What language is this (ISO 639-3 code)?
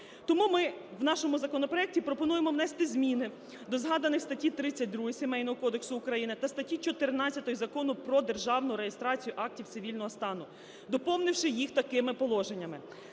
ukr